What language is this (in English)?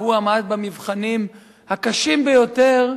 Hebrew